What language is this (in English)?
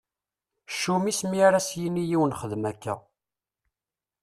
Kabyle